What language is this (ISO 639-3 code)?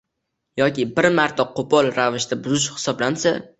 uzb